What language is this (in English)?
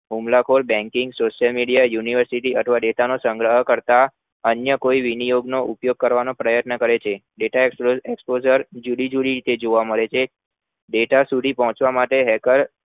Gujarati